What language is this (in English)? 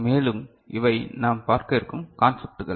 Tamil